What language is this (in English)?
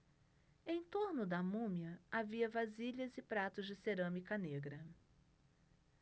Portuguese